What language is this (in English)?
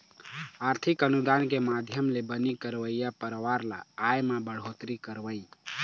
Chhattisgarhi